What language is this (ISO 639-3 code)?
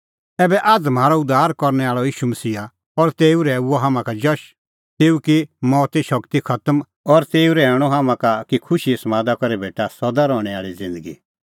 kfx